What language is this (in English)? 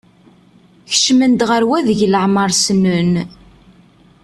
Kabyle